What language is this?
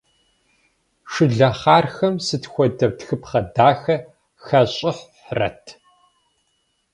Kabardian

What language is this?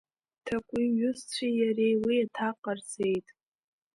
Abkhazian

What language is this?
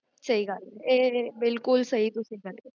Punjabi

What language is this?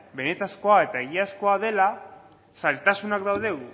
Basque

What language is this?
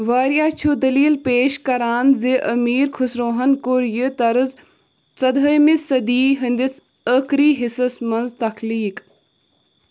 Kashmiri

